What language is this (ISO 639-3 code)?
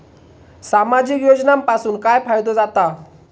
mar